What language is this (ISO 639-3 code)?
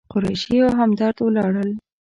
pus